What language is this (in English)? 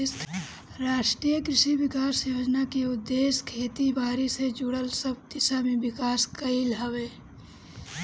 Bhojpuri